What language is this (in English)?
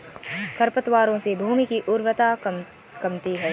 Hindi